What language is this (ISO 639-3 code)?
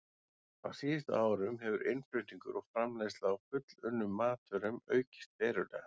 isl